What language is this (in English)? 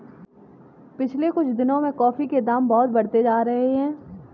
Hindi